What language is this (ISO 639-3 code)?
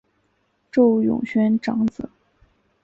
zho